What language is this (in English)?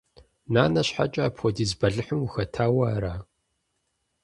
Kabardian